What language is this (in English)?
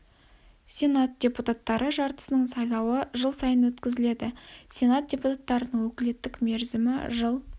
Kazakh